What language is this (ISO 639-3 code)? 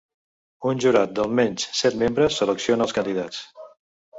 cat